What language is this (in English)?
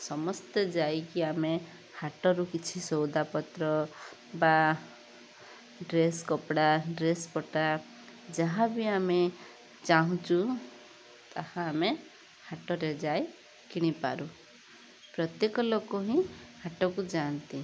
Odia